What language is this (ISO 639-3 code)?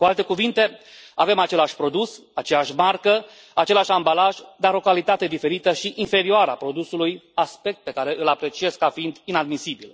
ron